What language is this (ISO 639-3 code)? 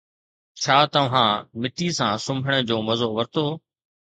snd